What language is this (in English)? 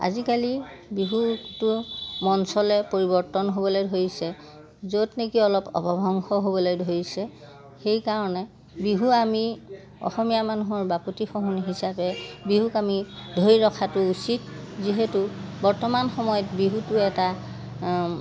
Assamese